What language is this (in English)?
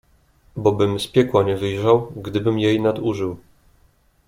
Polish